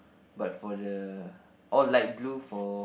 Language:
English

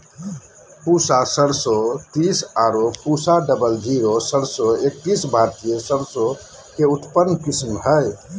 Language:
Magahi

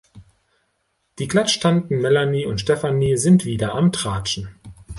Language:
German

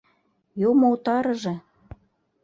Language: Mari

